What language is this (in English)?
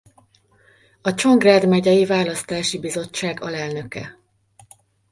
Hungarian